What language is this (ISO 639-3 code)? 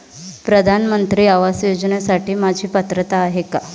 mar